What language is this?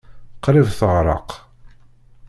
Kabyle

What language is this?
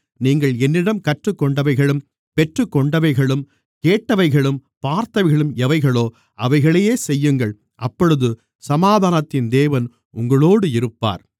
Tamil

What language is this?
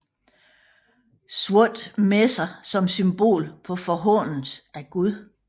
Danish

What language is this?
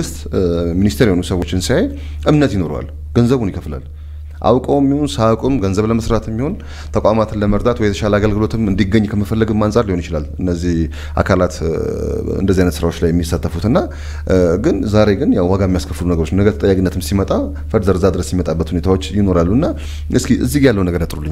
Arabic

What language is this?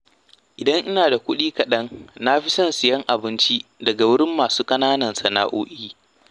Hausa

